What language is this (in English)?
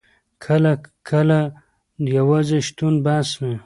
Pashto